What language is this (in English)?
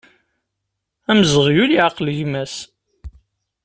Kabyle